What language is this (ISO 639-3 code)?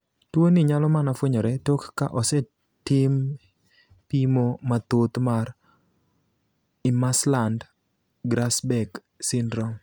luo